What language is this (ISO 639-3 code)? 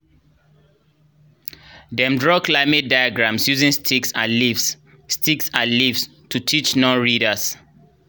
pcm